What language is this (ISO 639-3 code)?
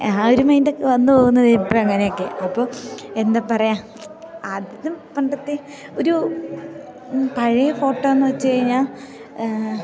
mal